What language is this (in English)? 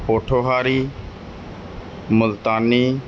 Punjabi